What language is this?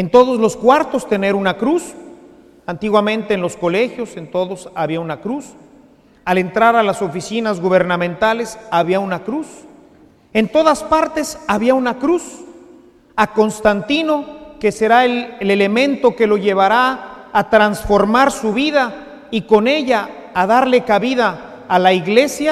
Spanish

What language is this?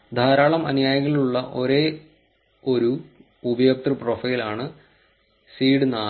Malayalam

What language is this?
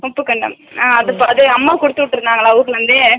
Tamil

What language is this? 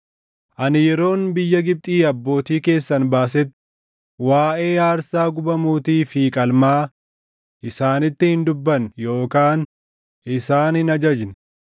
Oromo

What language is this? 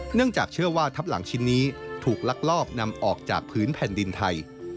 Thai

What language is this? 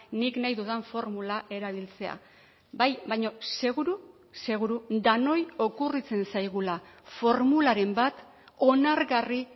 Basque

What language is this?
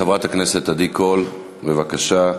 Hebrew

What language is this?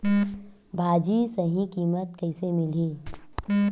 Chhattisgarhi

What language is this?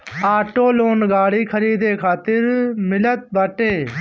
Bhojpuri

